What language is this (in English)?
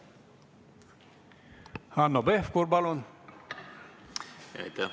Estonian